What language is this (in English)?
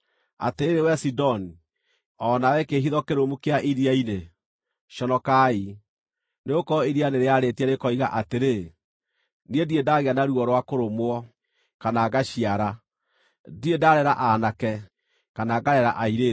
Kikuyu